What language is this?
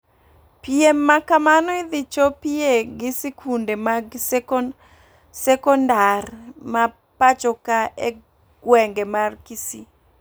Luo (Kenya and Tanzania)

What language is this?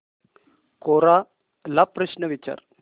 Marathi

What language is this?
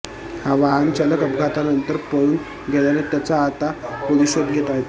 Marathi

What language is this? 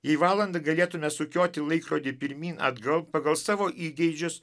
Lithuanian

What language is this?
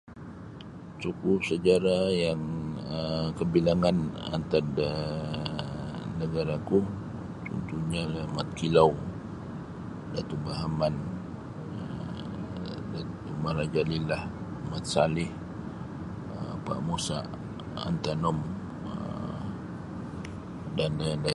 Sabah Bisaya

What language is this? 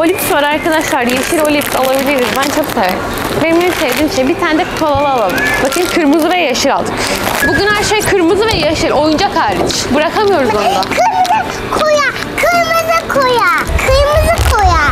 Turkish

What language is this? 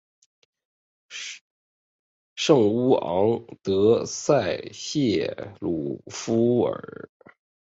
Chinese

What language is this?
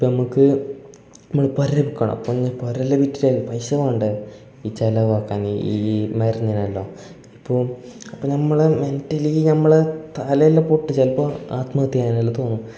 Malayalam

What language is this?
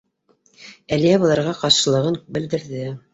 Bashkir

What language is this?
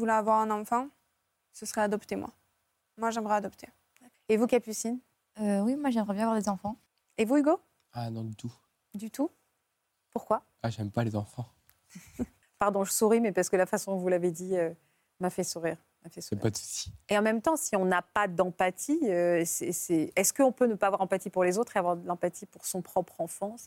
French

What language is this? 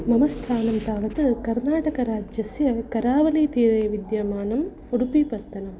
Sanskrit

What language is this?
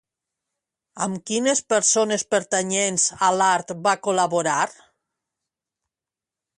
Catalan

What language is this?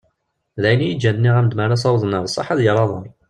Kabyle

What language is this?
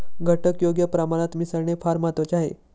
Marathi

